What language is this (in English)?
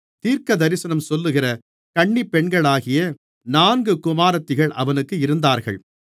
Tamil